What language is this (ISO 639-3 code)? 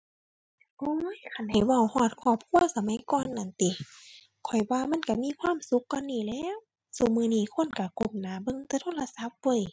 tha